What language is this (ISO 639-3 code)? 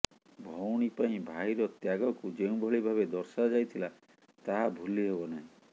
ori